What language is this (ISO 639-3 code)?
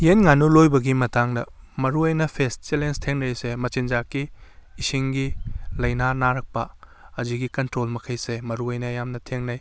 mni